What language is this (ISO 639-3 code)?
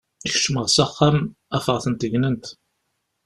kab